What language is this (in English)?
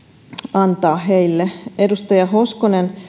Finnish